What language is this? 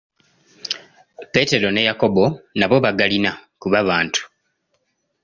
Ganda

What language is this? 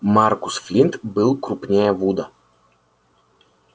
Russian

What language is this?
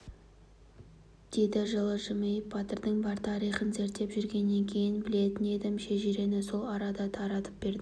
Kazakh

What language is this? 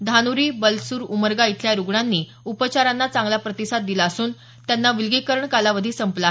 Marathi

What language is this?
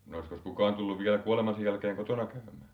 Finnish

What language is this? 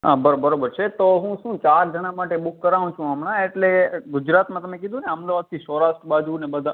Gujarati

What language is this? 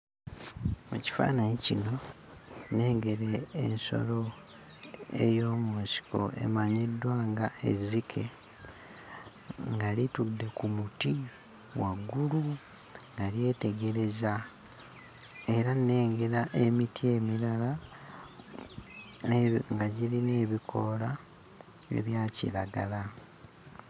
Ganda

